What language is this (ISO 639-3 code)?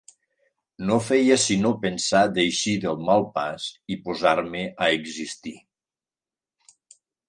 cat